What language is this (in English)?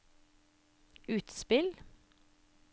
Norwegian